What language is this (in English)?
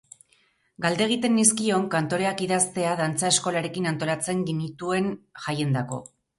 Basque